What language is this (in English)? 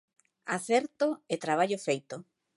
Galician